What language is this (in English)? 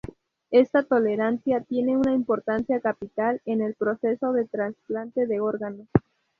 Spanish